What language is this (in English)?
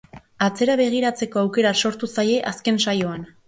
Basque